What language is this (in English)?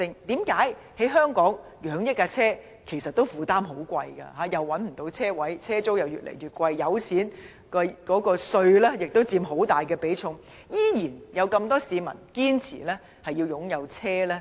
Cantonese